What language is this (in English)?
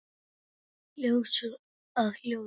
Icelandic